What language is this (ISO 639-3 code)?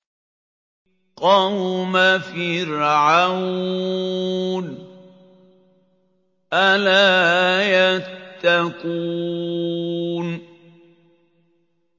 ara